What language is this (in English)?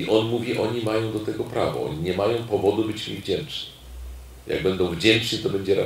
Polish